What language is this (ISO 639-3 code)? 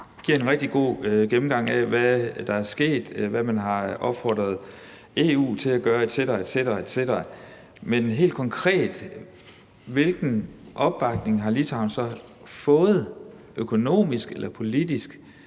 dan